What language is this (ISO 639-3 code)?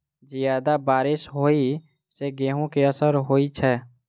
mai